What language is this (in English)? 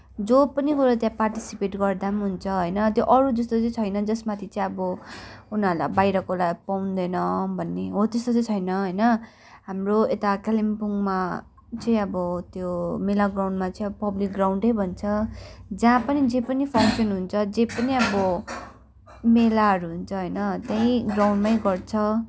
Nepali